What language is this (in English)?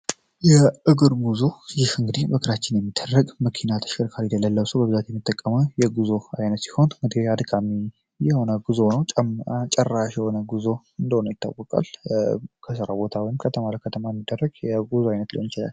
Amharic